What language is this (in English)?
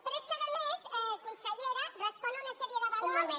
Catalan